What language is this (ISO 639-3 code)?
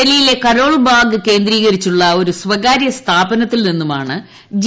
mal